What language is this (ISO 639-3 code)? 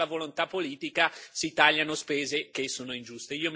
ita